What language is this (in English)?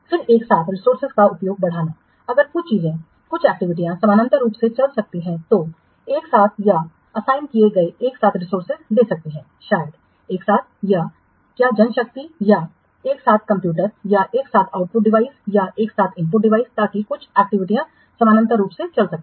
Hindi